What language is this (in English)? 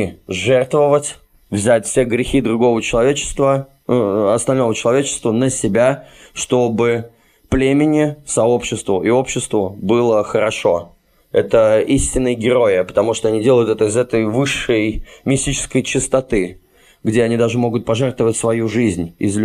Russian